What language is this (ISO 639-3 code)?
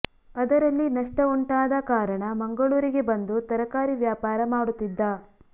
kan